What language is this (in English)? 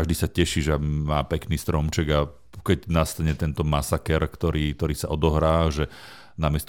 Slovak